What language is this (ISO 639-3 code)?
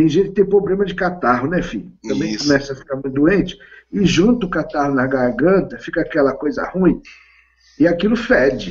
por